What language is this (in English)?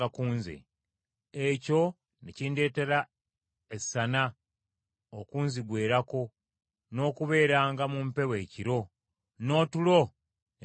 Ganda